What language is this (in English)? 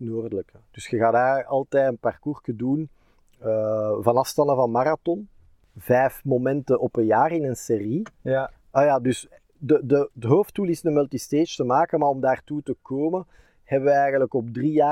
Dutch